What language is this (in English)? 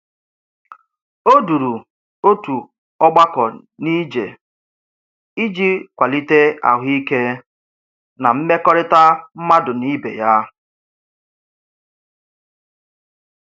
Igbo